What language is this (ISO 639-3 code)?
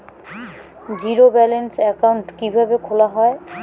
ben